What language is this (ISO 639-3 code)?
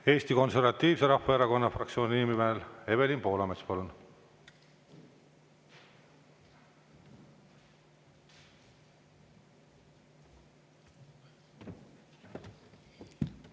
est